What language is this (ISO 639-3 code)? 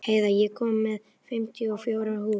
isl